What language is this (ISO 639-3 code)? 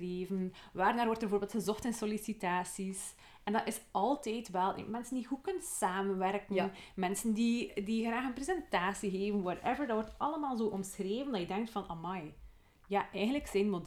nld